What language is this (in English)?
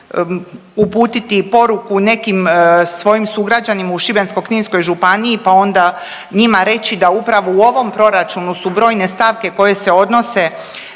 Croatian